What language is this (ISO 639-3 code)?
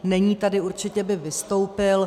ces